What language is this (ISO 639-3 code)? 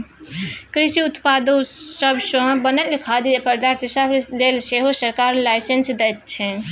mai